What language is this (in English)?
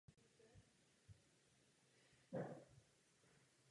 Czech